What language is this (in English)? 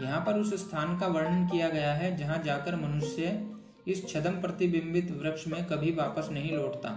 Hindi